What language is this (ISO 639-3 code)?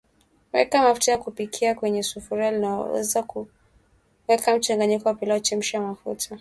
swa